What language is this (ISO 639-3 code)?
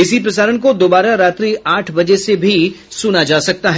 hin